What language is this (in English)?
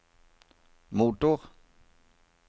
Norwegian